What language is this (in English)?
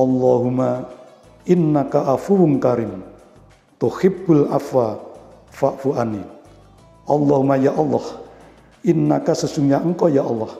Indonesian